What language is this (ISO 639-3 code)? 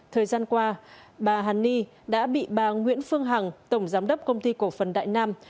vie